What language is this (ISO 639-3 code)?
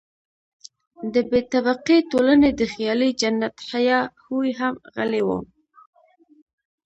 pus